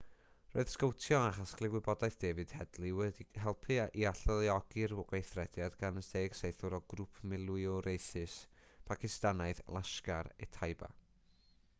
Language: Welsh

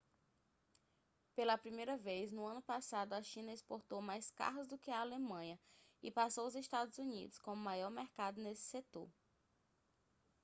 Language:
Portuguese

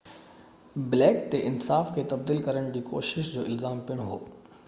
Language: Sindhi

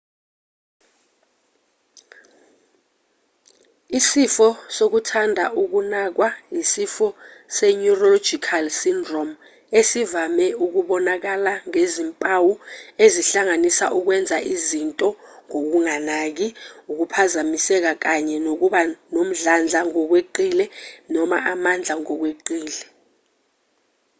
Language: Zulu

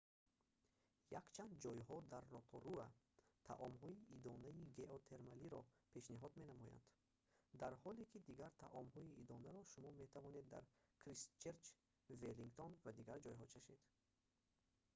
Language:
Tajik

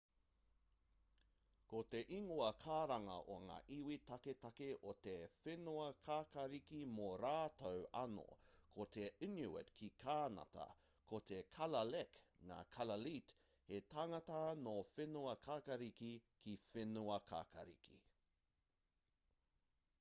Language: Māori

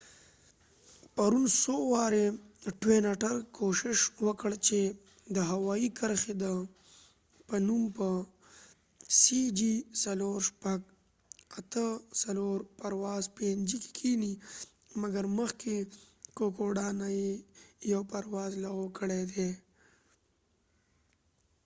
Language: Pashto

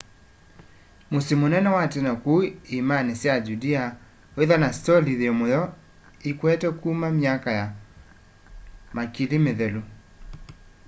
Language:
Kamba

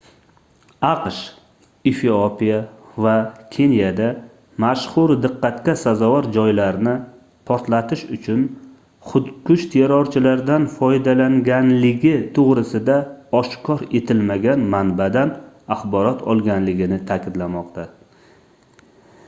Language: Uzbek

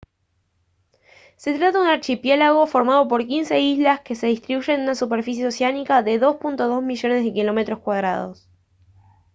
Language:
Spanish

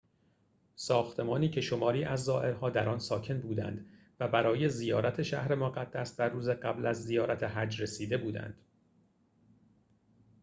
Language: Persian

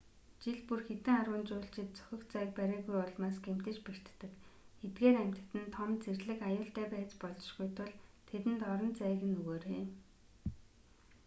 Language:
Mongolian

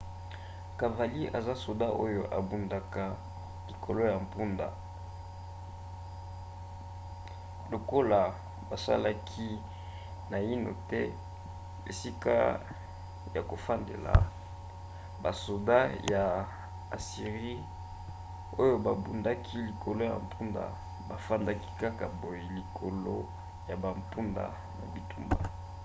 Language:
Lingala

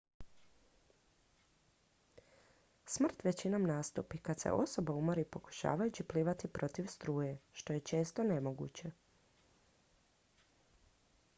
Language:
Croatian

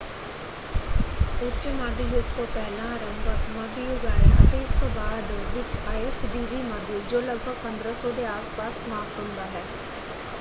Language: Punjabi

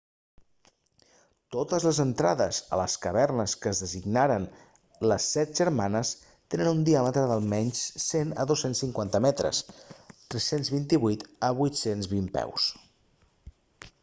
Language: Catalan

